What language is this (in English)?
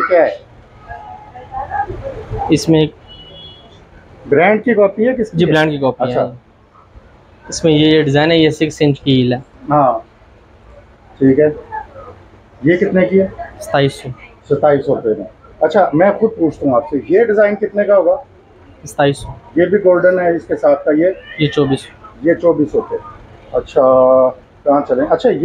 Hindi